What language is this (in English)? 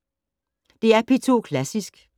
Danish